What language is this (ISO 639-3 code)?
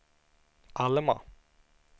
swe